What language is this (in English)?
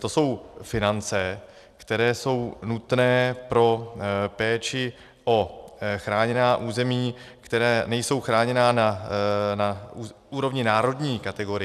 Czech